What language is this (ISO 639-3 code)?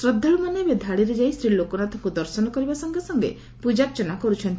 ori